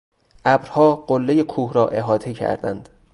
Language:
Persian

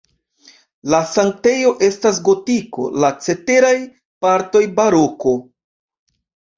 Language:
Esperanto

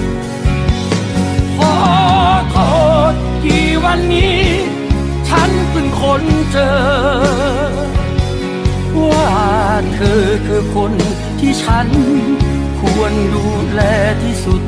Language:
Thai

